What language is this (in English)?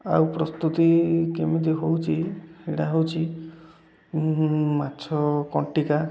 Odia